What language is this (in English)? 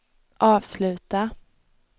Swedish